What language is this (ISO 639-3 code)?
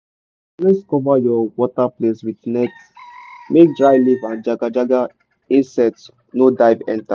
pcm